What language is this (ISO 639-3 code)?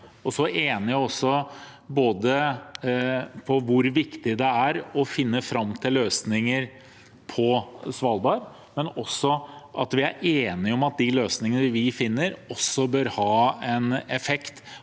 nor